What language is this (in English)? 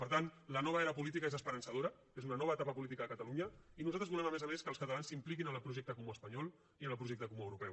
Catalan